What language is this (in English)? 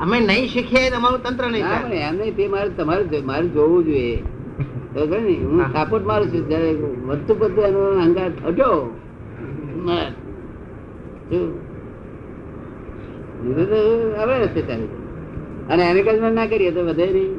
Gujarati